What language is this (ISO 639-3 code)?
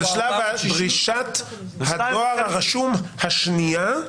heb